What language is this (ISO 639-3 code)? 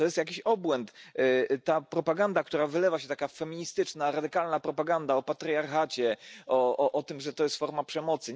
pol